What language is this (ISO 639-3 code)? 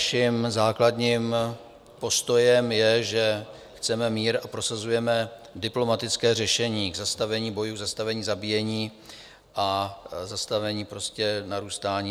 ces